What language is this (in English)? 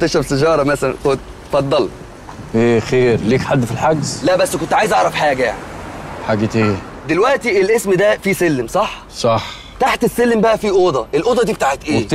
Arabic